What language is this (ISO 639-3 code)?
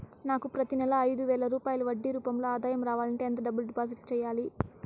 tel